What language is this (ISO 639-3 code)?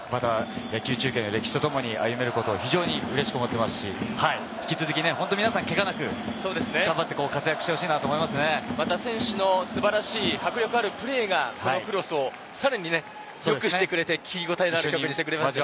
jpn